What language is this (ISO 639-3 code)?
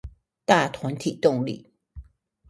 zho